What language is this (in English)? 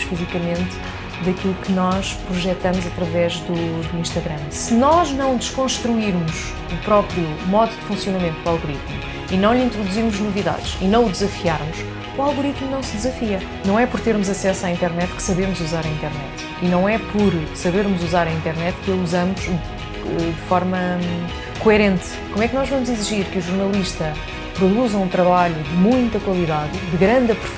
Portuguese